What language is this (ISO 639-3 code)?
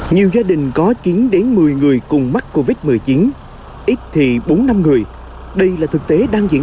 vie